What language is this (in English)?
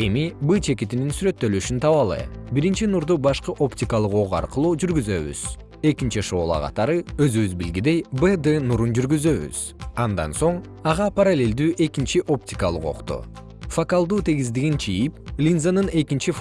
Kyrgyz